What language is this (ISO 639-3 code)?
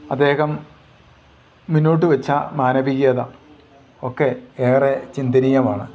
mal